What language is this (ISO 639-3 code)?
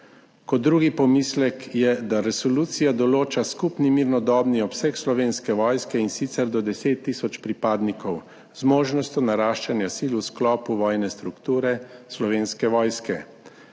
slv